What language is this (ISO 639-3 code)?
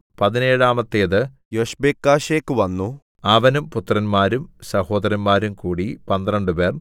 mal